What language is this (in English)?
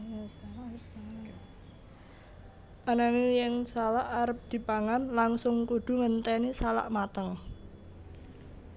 Javanese